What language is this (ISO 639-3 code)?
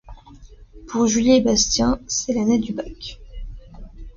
fra